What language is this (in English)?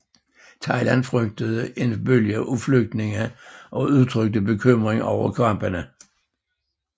Danish